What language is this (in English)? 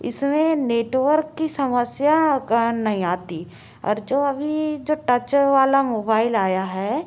Hindi